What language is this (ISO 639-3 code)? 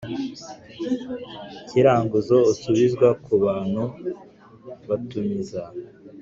kin